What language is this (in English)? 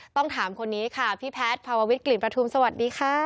Thai